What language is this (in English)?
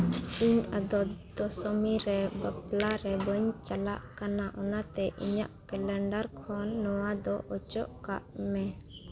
Santali